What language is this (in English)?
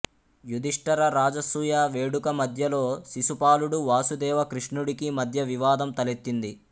Telugu